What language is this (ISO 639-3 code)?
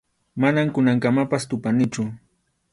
qxu